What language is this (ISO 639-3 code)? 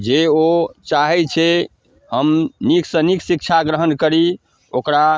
mai